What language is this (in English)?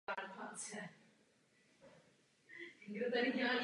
Czech